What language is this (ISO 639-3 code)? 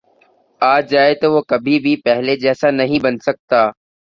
urd